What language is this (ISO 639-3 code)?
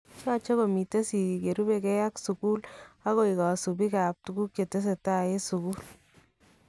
kln